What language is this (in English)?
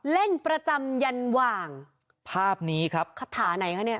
Thai